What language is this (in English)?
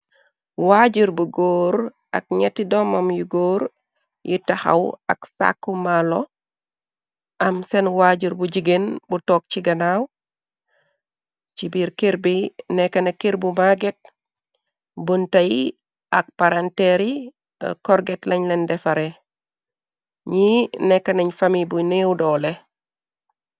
Wolof